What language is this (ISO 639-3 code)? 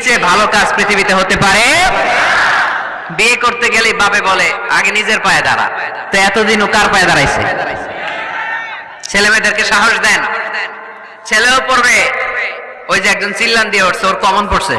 ben